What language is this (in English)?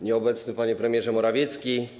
Polish